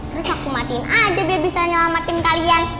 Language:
Indonesian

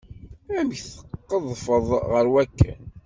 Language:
Kabyle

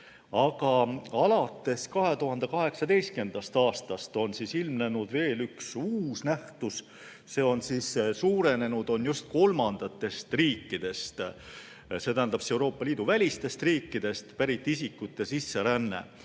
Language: Estonian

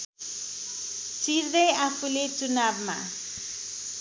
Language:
Nepali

